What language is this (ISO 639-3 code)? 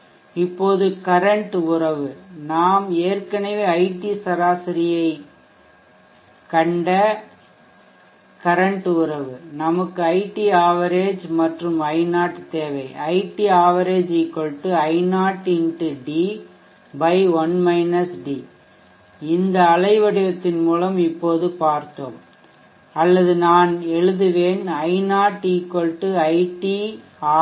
tam